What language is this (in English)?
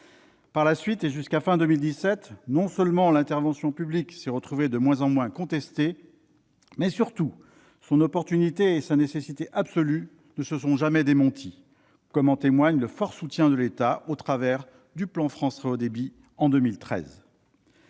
French